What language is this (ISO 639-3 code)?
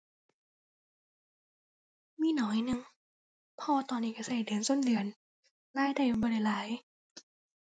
tha